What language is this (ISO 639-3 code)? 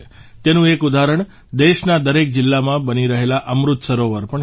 guj